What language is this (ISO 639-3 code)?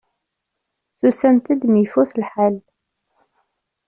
kab